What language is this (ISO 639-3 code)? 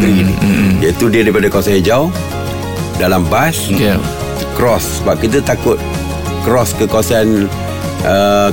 msa